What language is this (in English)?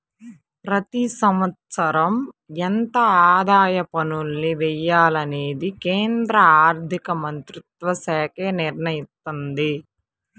Telugu